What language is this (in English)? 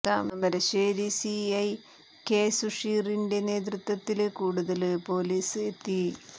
Malayalam